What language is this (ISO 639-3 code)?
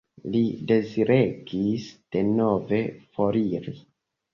epo